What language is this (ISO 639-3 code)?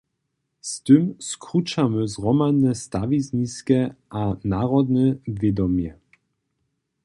hsb